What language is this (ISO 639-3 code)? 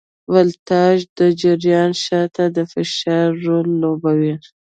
pus